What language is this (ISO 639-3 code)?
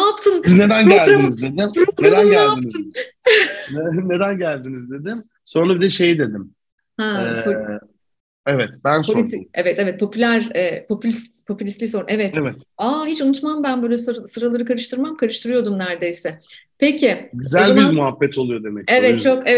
tur